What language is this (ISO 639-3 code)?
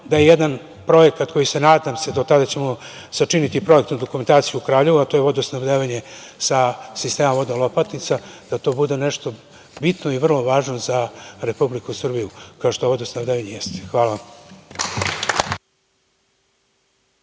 srp